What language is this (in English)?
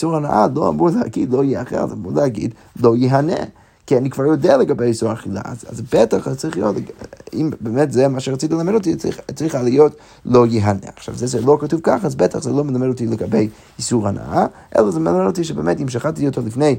Hebrew